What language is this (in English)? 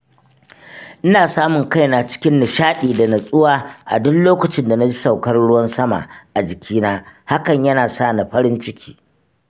Hausa